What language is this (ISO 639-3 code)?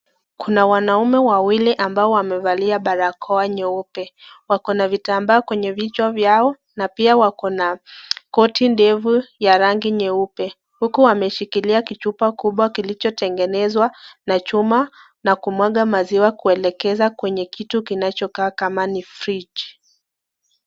swa